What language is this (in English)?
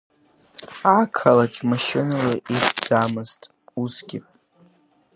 Abkhazian